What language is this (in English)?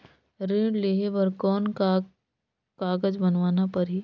Chhattisgarhi